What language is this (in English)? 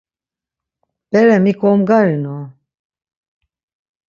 Laz